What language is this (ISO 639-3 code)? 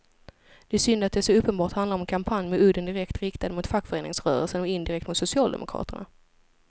swe